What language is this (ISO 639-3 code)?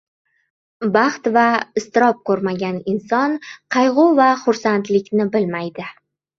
uzb